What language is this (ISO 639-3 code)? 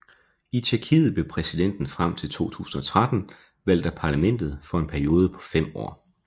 dan